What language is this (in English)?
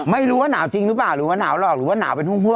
Thai